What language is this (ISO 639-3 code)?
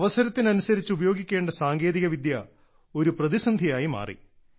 mal